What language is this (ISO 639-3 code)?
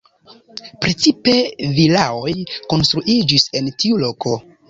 epo